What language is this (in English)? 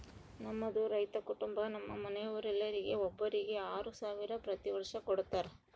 Kannada